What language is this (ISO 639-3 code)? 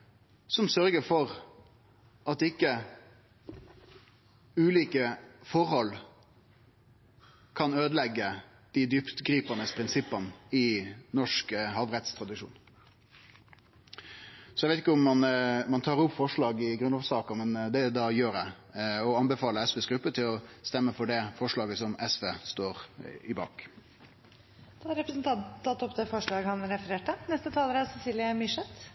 nor